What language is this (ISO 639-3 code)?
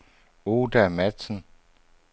dan